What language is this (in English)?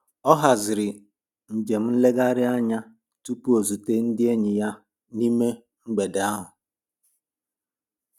Igbo